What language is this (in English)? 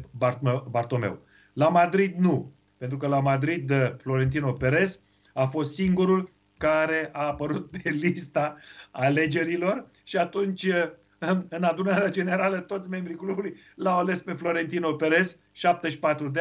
Romanian